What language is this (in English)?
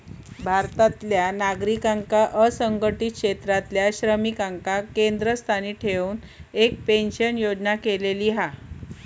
Marathi